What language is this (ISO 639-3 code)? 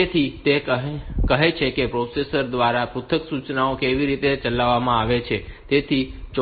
guj